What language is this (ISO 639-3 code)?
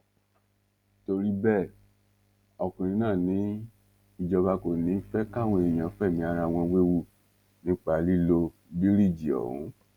yor